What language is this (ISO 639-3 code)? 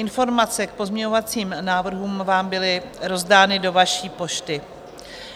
ces